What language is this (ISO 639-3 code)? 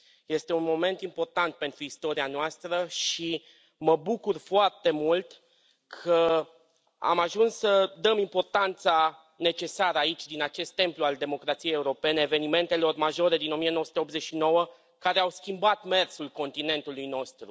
ron